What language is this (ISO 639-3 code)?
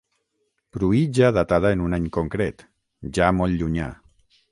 cat